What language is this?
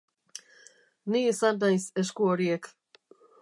Basque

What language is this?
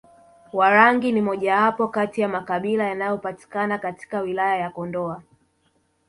Swahili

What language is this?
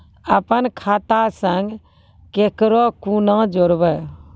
Maithili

